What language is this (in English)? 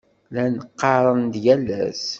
Kabyle